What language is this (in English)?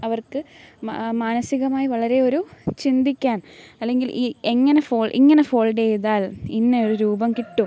Malayalam